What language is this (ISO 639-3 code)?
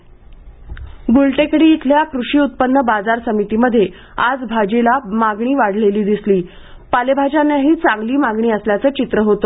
mar